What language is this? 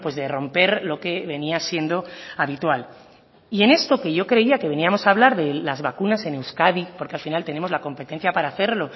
Spanish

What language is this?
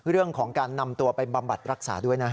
Thai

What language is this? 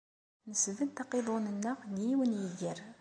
Kabyle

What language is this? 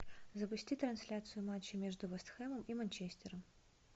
Russian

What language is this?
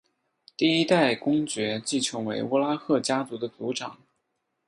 Chinese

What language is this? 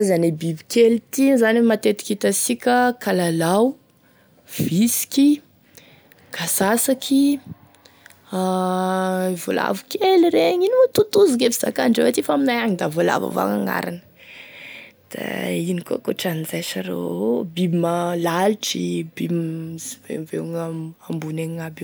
Tesaka Malagasy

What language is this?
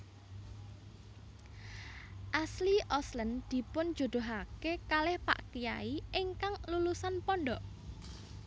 Javanese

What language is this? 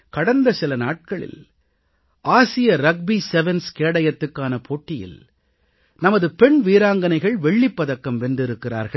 Tamil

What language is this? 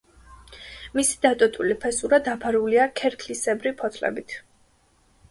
Georgian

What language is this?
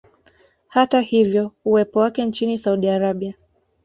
Swahili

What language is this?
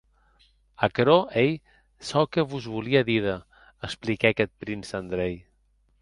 Occitan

